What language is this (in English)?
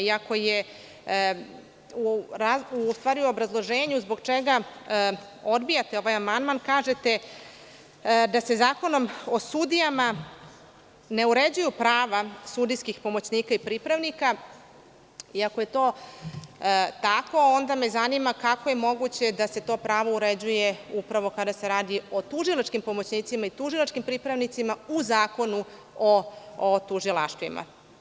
Serbian